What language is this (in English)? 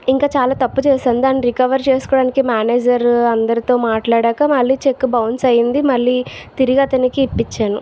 Telugu